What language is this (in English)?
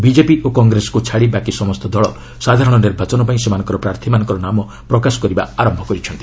Odia